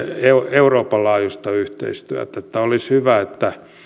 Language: Finnish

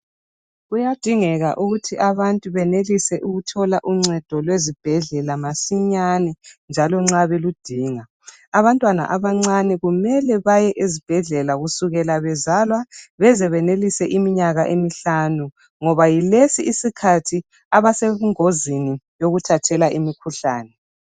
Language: North Ndebele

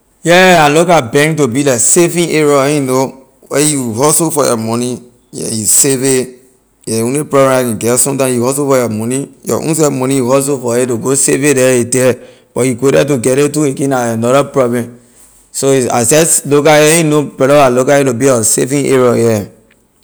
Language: Liberian English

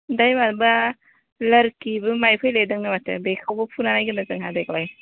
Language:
Bodo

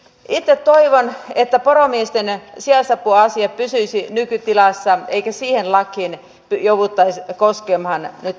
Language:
Finnish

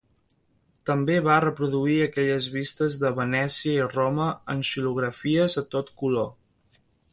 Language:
Catalan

